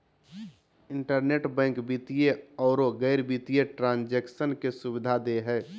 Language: Magahi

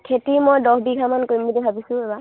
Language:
Assamese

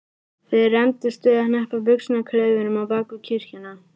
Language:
Icelandic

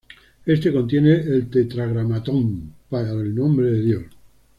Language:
Spanish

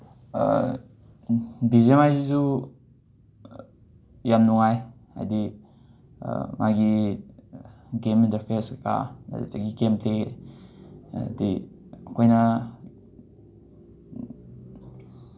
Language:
Manipuri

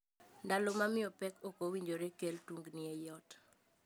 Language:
Luo (Kenya and Tanzania)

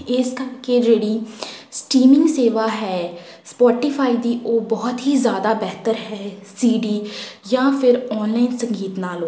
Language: Punjabi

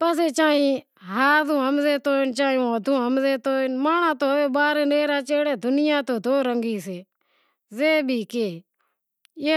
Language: Wadiyara Koli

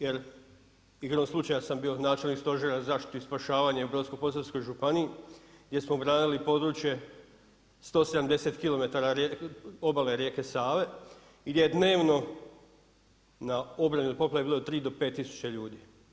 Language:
Croatian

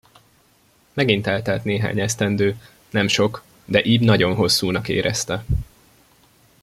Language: Hungarian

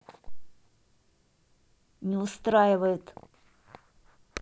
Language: Russian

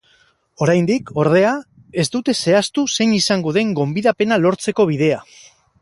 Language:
Basque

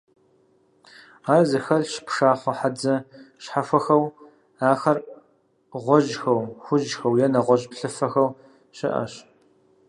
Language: Kabardian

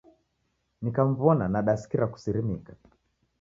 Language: Taita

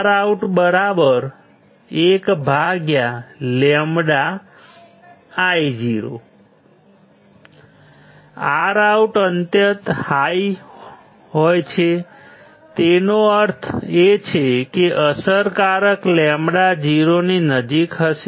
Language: Gujarati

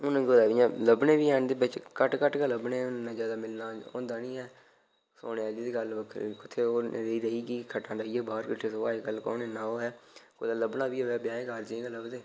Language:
Dogri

